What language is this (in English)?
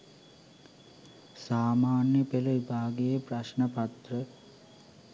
Sinhala